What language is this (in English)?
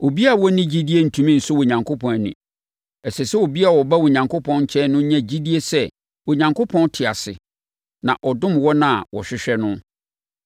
Akan